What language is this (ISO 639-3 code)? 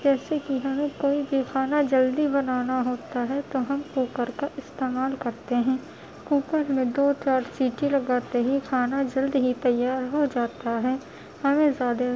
urd